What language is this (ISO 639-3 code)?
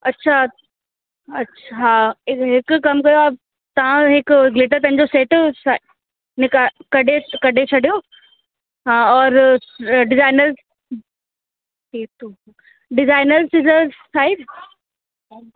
snd